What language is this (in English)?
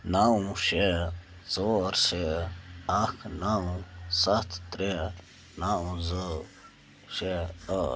Kashmiri